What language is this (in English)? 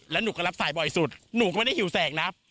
Thai